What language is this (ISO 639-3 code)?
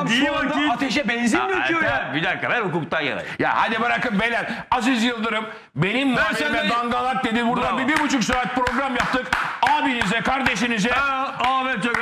tur